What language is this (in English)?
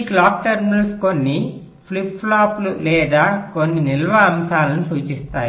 Telugu